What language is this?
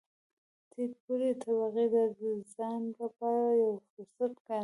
Pashto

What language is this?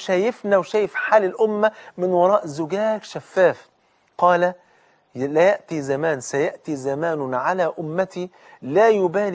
Arabic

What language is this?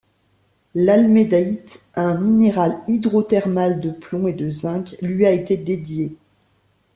French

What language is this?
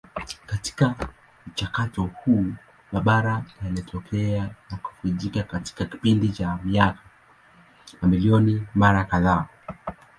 Swahili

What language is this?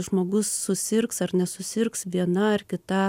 Lithuanian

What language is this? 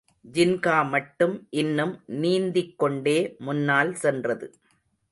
Tamil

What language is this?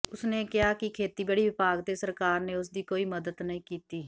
Punjabi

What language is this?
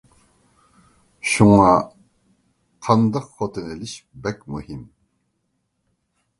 Uyghur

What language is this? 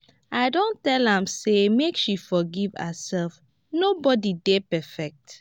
Nigerian Pidgin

